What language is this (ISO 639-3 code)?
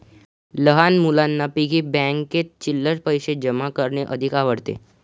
mar